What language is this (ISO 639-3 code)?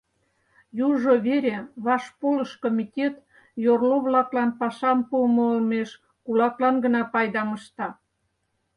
chm